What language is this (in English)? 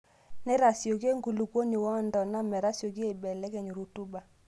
Masai